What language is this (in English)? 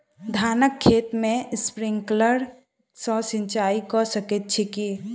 Maithili